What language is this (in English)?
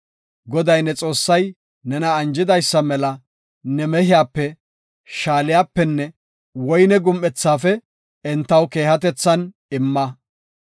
Gofa